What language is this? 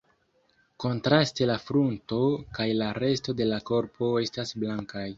Esperanto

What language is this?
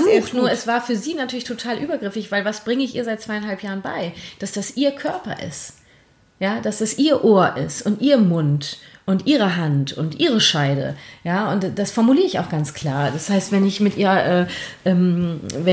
German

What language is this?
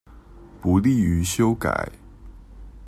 Chinese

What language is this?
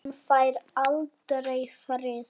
Icelandic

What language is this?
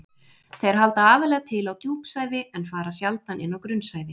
Icelandic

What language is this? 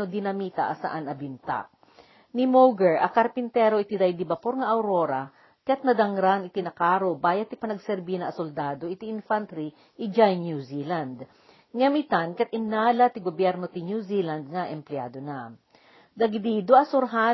Filipino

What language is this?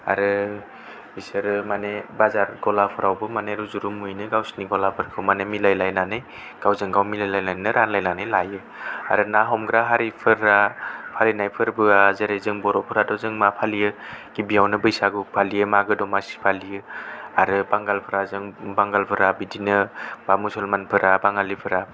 Bodo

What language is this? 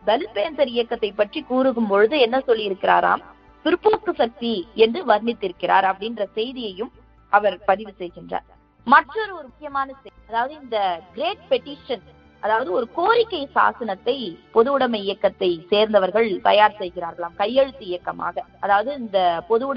Tamil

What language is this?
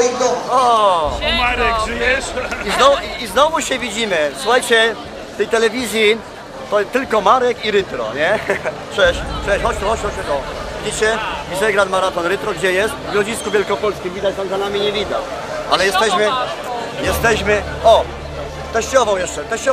Polish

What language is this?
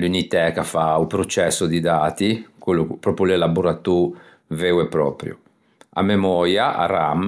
Ligurian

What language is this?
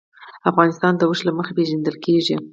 Pashto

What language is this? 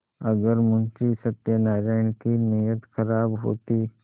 Hindi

